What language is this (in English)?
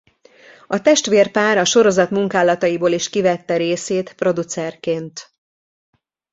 Hungarian